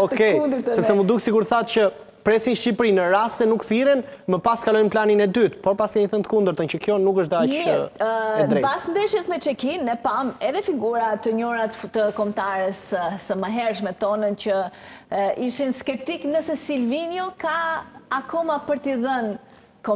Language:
Romanian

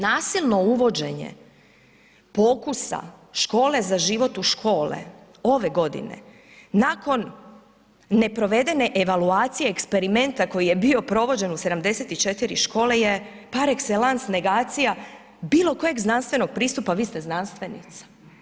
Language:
Croatian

